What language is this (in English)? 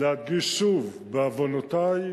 Hebrew